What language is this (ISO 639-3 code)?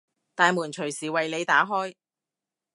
yue